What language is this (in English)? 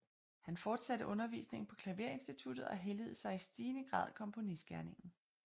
Danish